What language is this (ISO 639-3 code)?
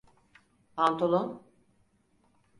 tur